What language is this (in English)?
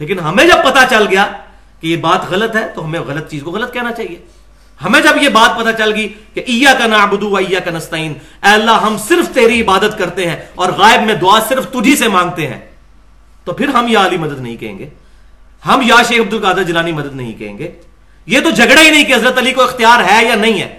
Urdu